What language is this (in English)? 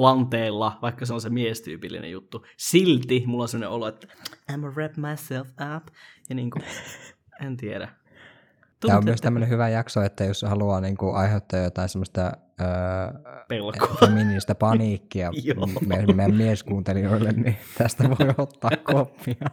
Finnish